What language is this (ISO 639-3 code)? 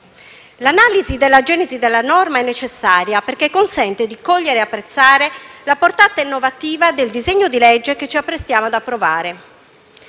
ita